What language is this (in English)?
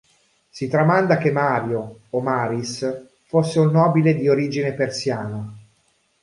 Italian